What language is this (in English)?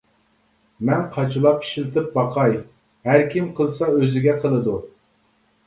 Uyghur